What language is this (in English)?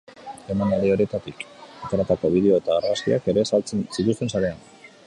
Basque